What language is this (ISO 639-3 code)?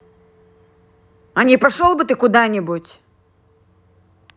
rus